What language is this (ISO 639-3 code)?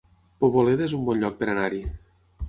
cat